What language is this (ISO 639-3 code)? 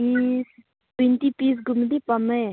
mni